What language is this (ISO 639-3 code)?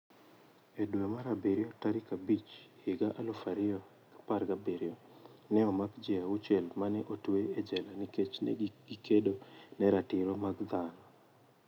luo